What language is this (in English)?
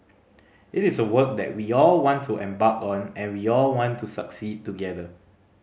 English